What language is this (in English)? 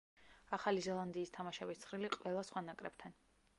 Georgian